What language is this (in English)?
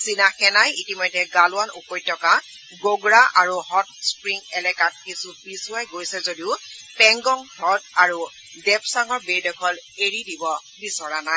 Assamese